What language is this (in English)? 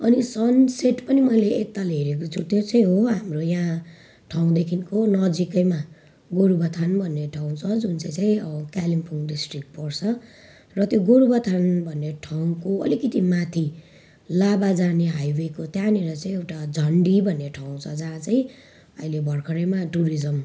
Nepali